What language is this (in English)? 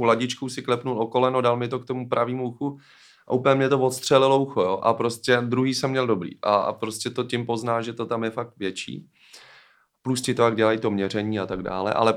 Czech